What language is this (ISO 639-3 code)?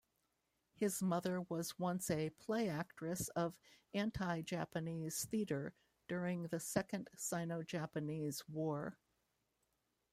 eng